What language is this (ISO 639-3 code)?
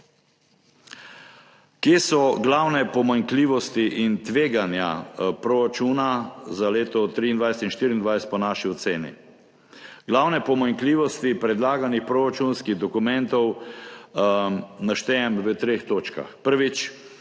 slv